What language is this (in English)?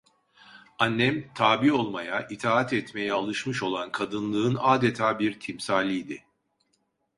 Turkish